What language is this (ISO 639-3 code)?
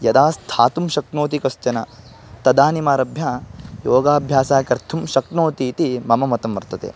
san